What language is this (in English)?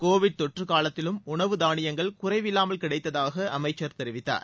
Tamil